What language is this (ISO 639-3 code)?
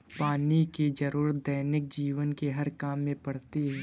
hin